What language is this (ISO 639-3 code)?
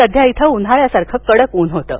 mar